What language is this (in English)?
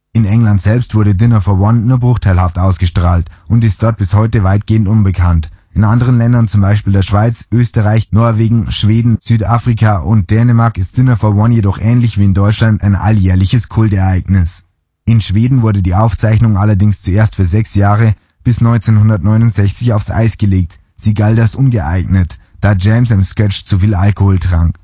German